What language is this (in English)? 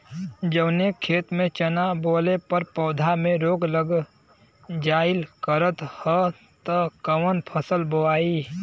Bhojpuri